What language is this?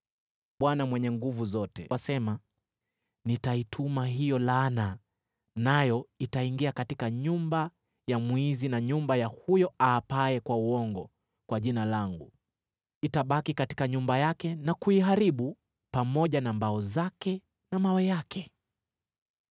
Swahili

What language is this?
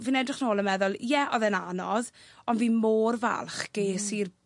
Welsh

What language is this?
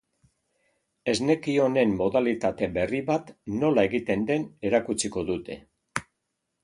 Basque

